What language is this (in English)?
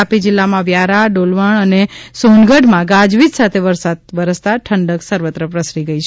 Gujarati